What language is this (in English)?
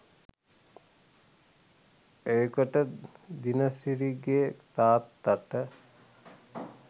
Sinhala